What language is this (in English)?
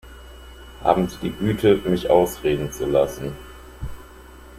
German